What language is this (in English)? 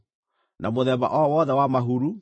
Kikuyu